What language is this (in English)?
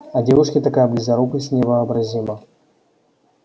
Russian